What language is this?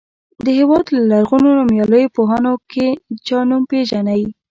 Pashto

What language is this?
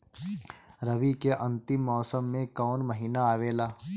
Bhojpuri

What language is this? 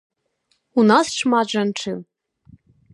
Belarusian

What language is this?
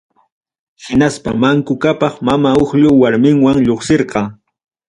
Ayacucho Quechua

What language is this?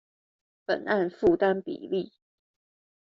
Chinese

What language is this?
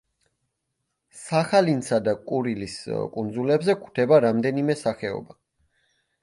Georgian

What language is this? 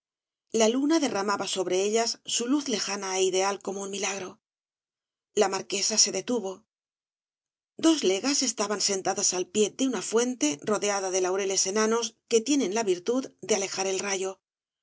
Spanish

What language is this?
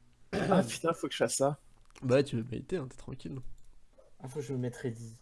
French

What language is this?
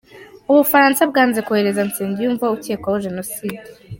Kinyarwanda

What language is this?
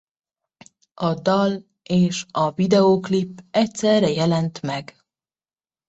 Hungarian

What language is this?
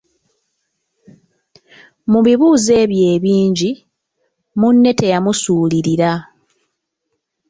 Ganda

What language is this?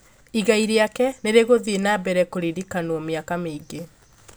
Kikuyu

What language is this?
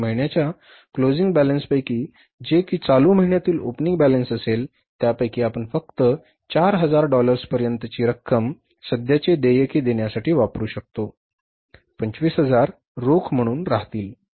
Marathi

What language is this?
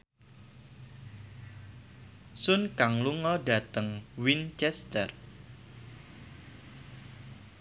Javanese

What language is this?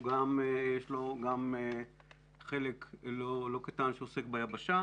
Hebrew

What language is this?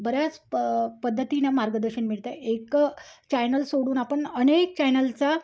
Marathi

